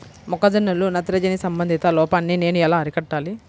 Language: Telugu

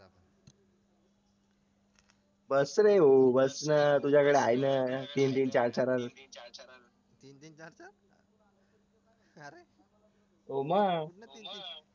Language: Marathi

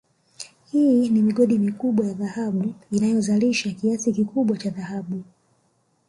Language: Swahili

